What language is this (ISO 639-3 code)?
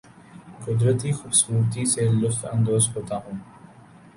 urd